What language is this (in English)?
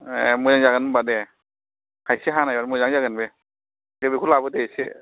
Bodo